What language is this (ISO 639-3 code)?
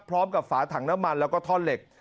tha